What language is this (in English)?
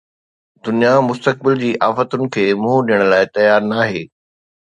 Sindhi